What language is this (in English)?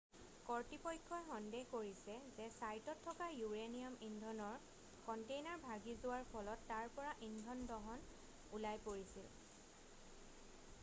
Assamese